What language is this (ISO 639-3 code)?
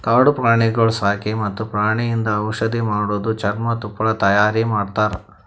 kan